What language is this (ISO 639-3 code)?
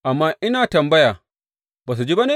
hau